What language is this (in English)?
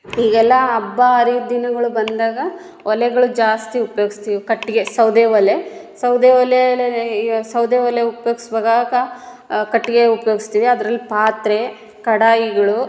Kannada